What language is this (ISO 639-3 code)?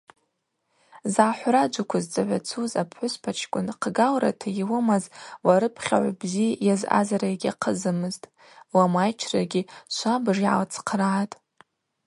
abq